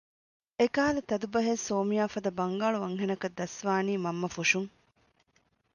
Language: Divehi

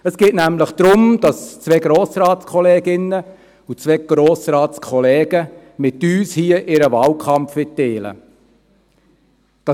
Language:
Swiss German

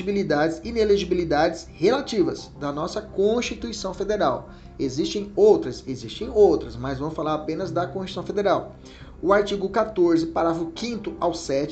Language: Portuguese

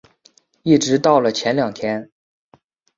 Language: Chinese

